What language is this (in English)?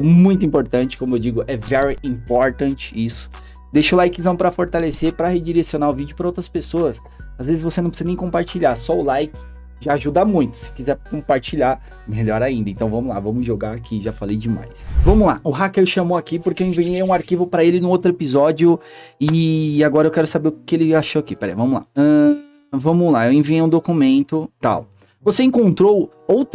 Portuguese